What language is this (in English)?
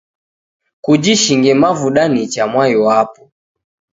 Taita